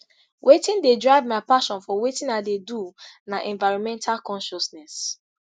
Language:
Nigerian Pidgin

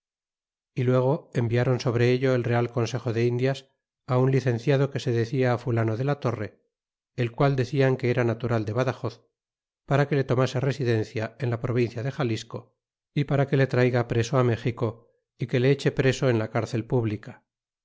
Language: Spanish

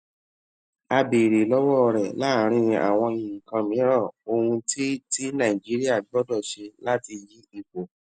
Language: Yoruba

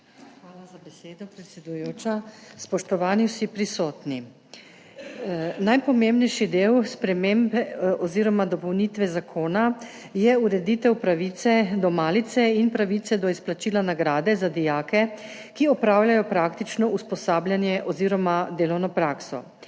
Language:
Slovenian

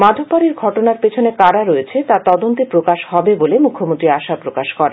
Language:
Bangla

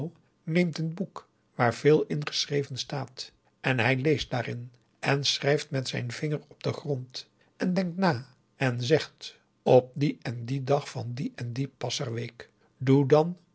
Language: Dutch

